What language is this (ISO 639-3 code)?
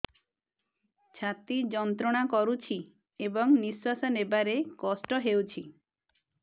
ori